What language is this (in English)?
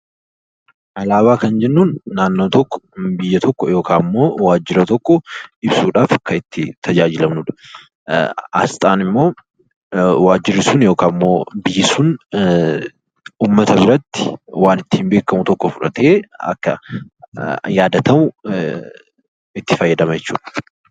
Oromo